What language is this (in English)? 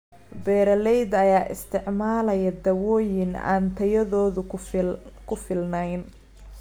Somali